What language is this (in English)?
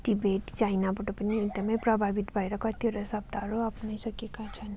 Nepali